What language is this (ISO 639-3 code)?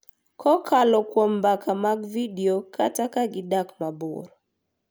luo